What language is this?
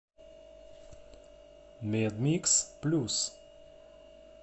Russian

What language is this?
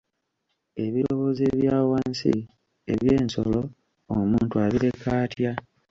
Ganda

